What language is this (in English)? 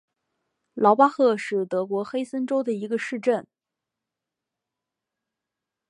Chinese